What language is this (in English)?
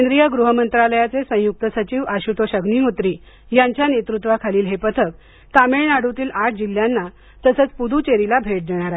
Marathi